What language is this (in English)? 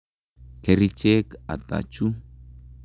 Kalenjin